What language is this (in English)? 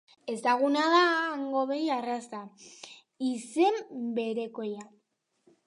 Basque